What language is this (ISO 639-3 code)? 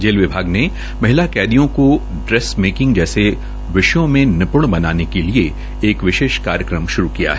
hin